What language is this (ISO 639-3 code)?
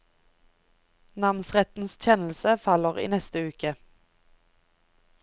nor